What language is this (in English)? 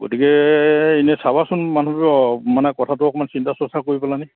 Assamese